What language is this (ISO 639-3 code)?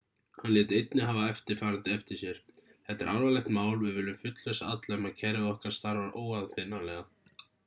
isl